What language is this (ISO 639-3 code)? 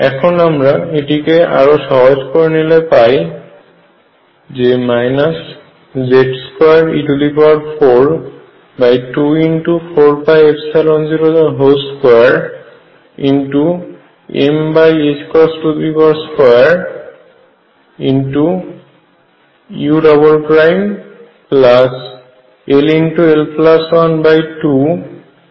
ben